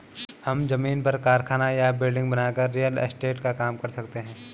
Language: Hindi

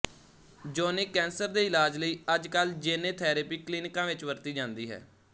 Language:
Punjabi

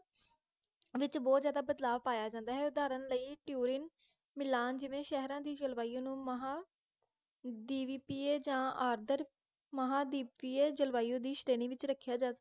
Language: Punjabi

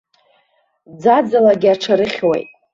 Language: Abkhazian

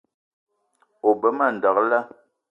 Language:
Eton (Cameroon)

